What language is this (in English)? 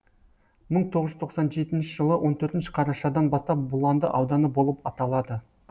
Kazakh